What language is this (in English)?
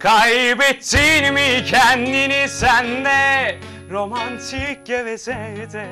Turkish